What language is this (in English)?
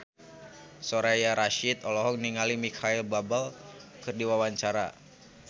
Sundanese